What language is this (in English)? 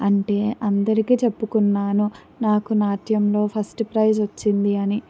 Telugu